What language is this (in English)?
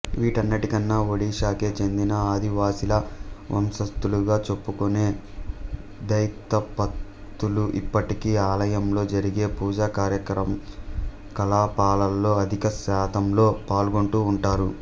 Telugu